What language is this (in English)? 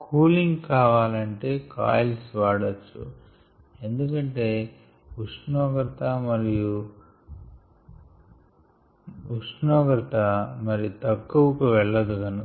Telugu